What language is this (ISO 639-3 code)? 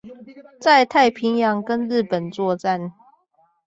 zho